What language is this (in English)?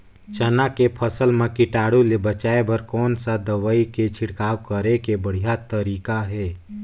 Chhattisgarhi